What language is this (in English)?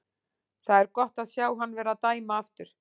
Icelandic